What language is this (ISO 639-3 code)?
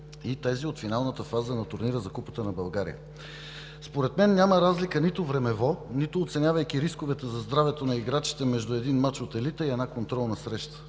bul